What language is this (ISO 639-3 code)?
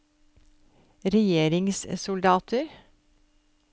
nor